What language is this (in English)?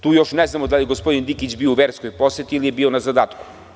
Serbian